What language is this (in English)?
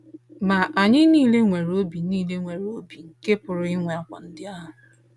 Igbo